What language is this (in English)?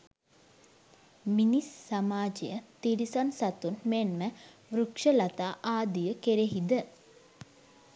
Sinhala